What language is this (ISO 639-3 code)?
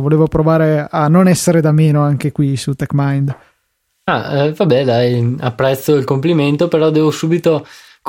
ita